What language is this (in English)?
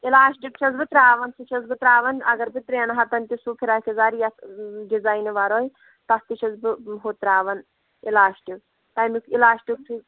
Kashmiri